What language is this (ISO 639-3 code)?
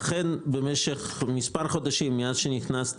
heb